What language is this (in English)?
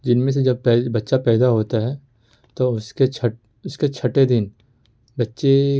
Urdu